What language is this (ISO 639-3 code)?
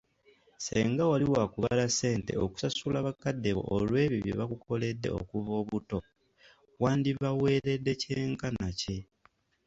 lug